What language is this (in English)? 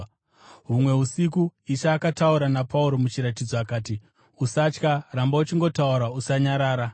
Shona